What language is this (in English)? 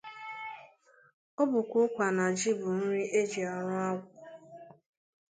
Igbo